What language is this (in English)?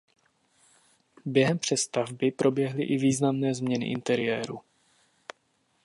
Czech